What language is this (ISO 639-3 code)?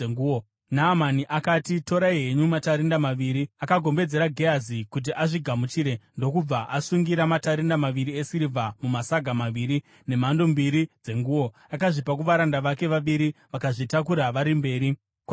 sna